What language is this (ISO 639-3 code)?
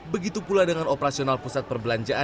ind